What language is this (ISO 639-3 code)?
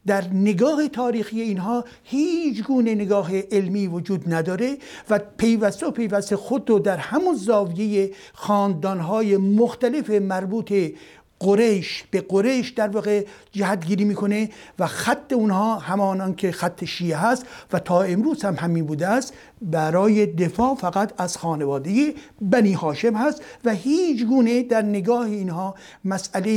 fas